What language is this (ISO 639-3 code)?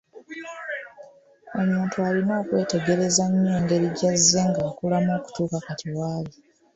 lug